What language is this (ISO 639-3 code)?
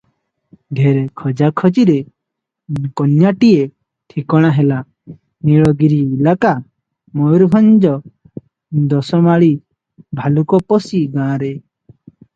ori